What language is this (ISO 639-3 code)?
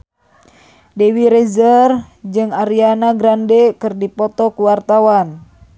sun